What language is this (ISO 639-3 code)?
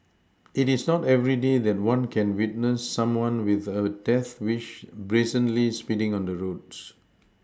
eng